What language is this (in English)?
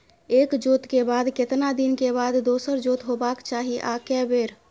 Maithili